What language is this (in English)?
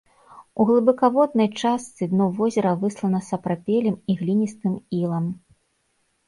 Belarusian